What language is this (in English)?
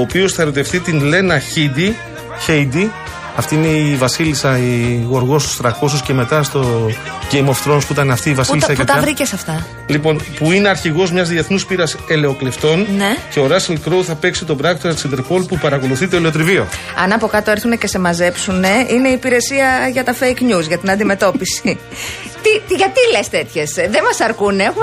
Greek